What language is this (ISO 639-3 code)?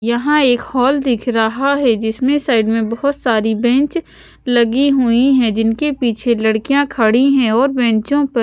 hin